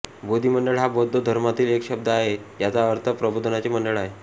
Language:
Marathi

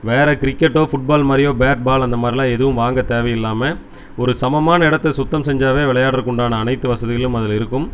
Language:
Tamil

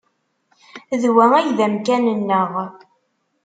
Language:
Kabyle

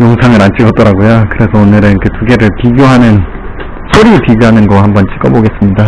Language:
Korean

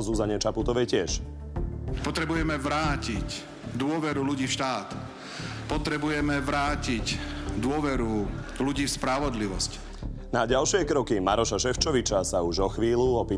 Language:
Slovak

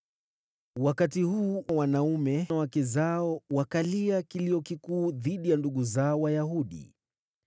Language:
Swahili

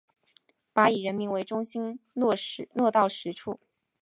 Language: Chinese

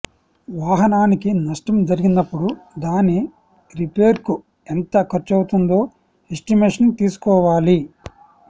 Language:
Telugu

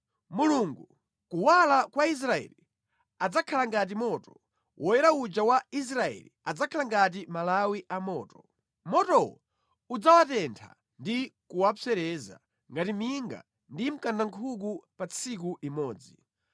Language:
Nyanja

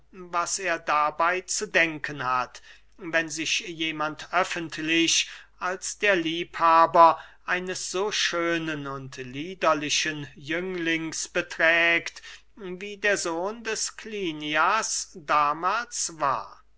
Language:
German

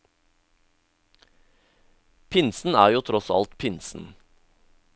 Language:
Norwegian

